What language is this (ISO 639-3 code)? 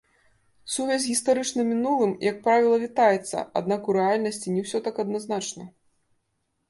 bel